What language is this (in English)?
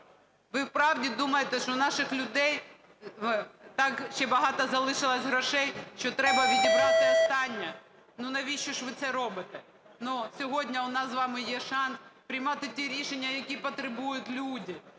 Ukrainian